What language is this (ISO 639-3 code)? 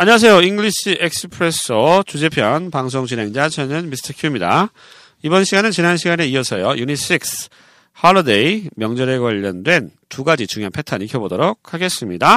kor